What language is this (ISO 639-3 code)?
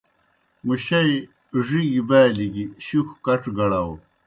plk